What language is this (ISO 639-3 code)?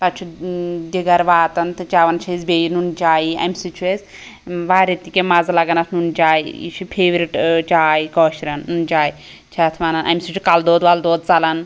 kas